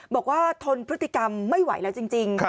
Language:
Thai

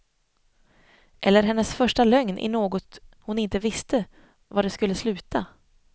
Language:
Swedish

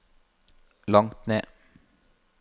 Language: Norwegian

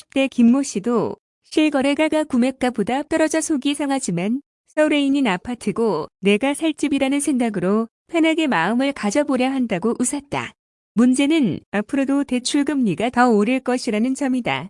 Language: Korean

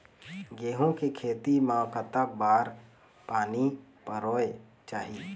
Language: Chhattisgarhi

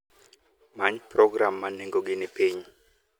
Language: Luo (Kenya and Tanzania)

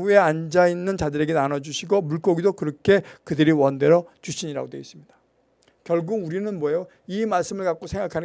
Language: Korean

